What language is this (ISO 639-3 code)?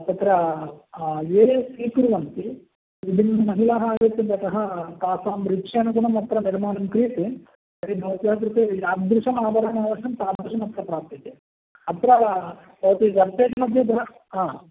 san